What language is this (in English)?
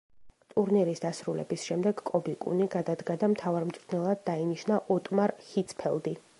Georgian